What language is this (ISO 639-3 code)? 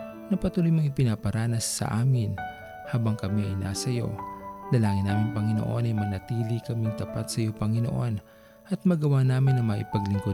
fil